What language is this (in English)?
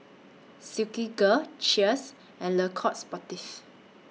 English